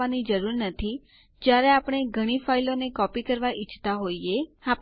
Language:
Gujarati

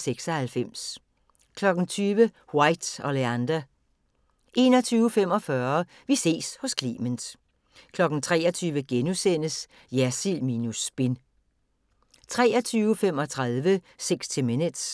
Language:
Danish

